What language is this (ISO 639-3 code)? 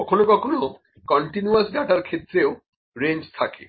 ben